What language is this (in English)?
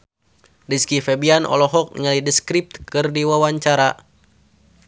Sundanese